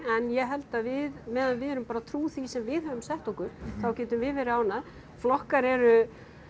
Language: Icelandic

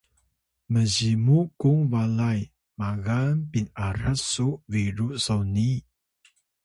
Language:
Atayal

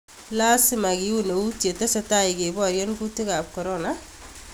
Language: Kalenjin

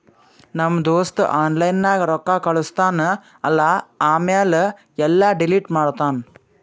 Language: Kannada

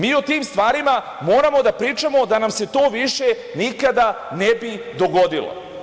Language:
Serbian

